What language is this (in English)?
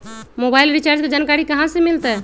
Magahi